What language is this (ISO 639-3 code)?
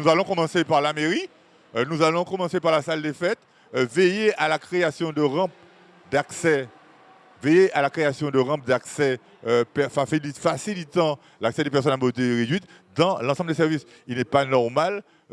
fra